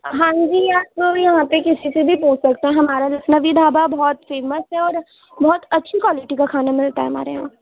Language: Urdu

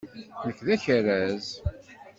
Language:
Kabyle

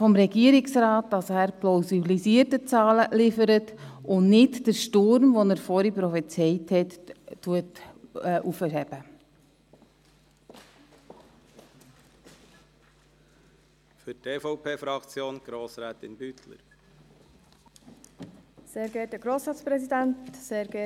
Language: Swiss German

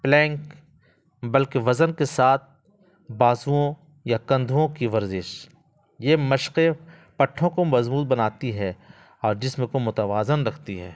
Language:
Urdu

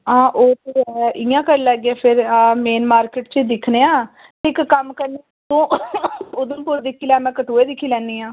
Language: Dogri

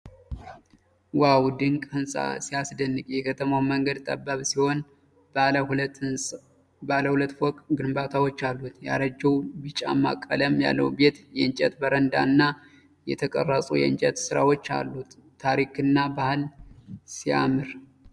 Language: Amharic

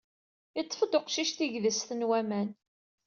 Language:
Kabyle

